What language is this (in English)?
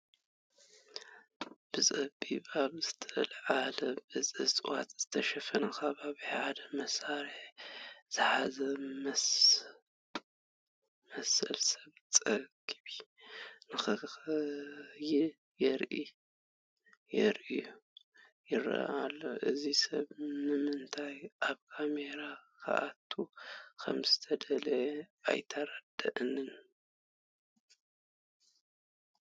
Tigrinya